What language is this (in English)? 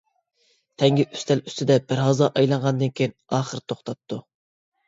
Uyghur